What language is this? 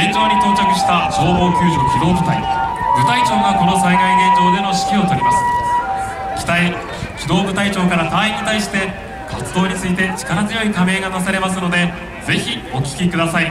Japanese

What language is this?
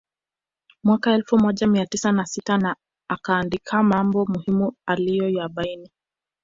Swahili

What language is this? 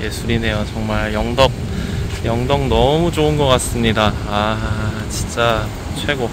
Korean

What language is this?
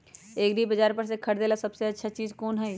Magahi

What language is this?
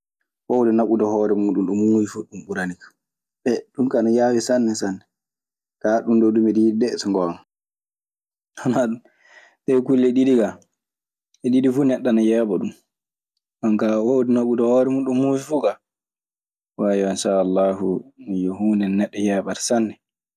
Maasina Fulfulde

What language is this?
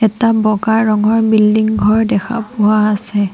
Assamese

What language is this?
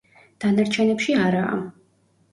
Georgian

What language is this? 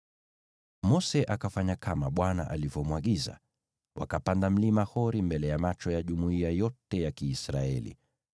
Swahili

